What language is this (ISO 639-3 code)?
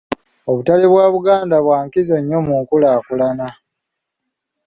lug